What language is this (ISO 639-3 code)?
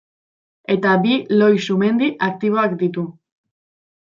eus